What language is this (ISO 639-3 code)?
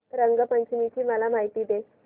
mar